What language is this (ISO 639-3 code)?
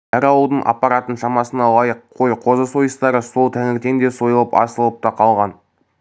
kaz